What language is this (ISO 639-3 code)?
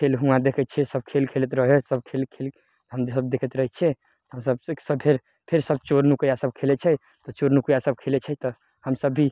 mai